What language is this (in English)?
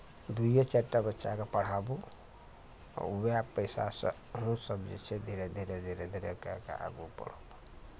Maithili